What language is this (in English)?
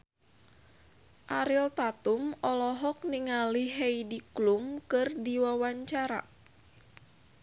Sundanese